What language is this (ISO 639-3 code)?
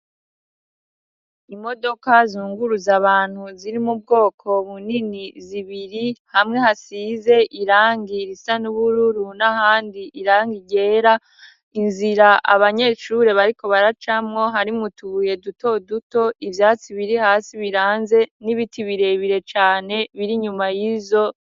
run